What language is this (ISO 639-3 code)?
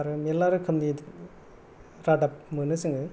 brx